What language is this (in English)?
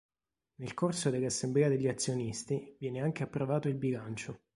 Italian